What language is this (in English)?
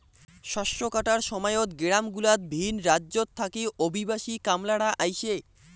Bangla